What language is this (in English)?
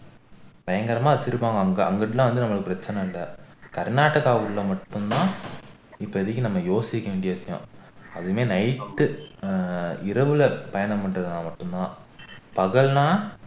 Tamil